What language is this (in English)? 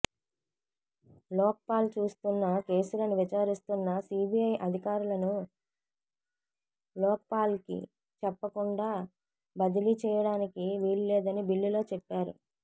Telugu